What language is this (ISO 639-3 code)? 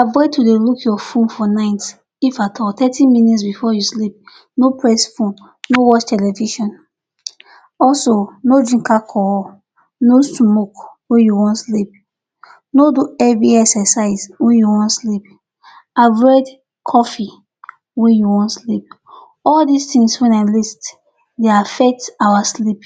pcm